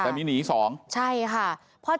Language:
Thai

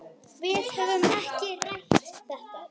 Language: Icelandic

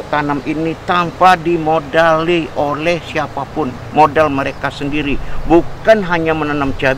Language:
Indonesian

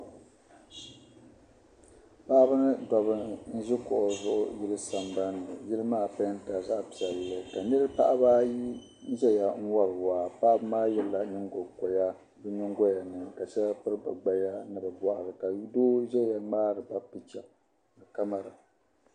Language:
Dagbani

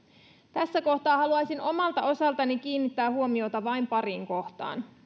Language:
Finnish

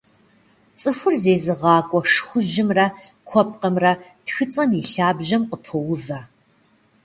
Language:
Kabardian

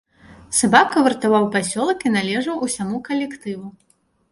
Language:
Belarusian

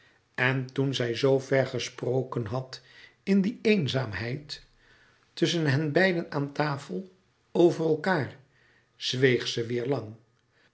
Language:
Dutch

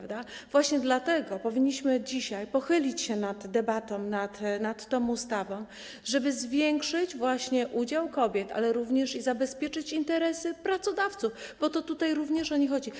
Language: Polish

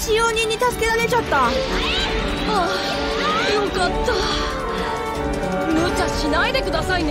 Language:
Japanese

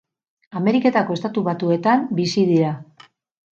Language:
Basque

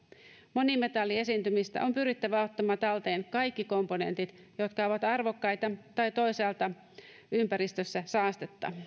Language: Finnish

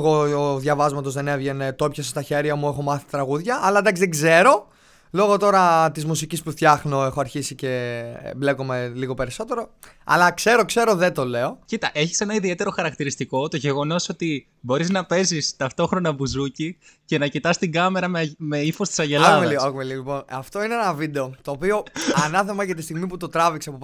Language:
Greek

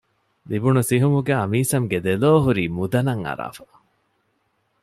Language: Divehi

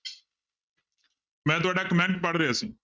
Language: Punjabi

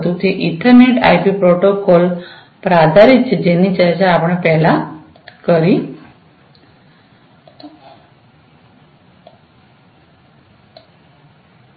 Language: Gujarati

